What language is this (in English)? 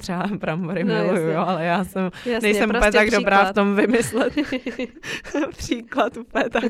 Czech